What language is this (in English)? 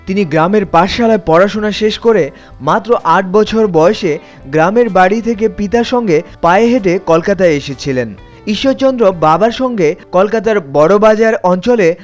Bangla